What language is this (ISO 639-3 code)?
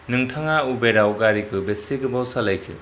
brx